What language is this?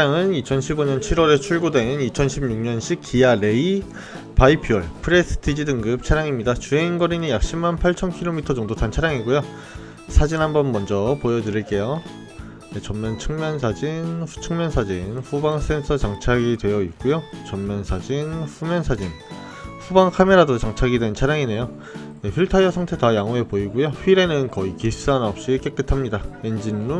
Korean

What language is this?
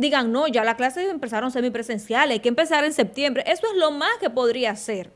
Spanish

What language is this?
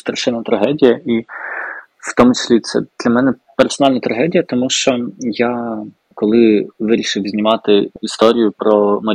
Ukrainian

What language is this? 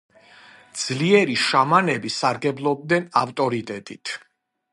Georgian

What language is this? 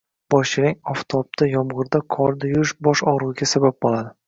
Uzbek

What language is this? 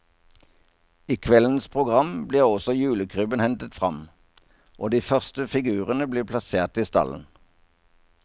Norwegian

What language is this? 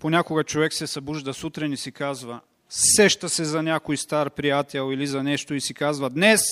Bulgarian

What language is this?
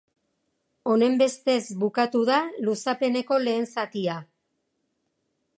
Basque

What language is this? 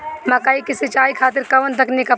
Bhojpuri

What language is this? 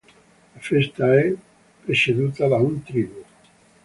Italian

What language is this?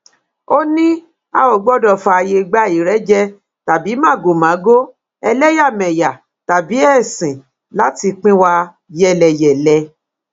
Yoruba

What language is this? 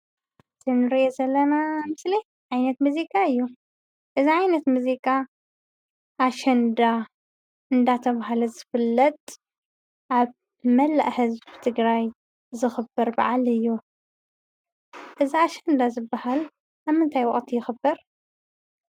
Tigrinya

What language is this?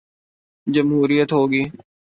Urdu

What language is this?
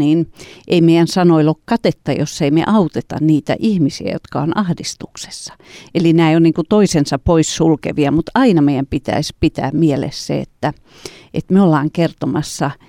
Finnish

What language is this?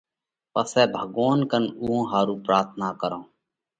Parkari Koli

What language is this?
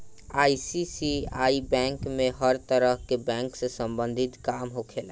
Bhojpuri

